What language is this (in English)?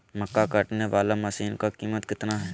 Magahi